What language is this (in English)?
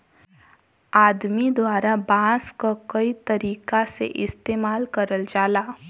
Bhojpuri